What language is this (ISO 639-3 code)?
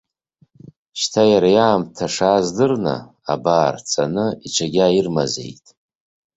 abk